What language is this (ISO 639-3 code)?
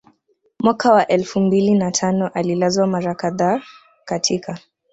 swa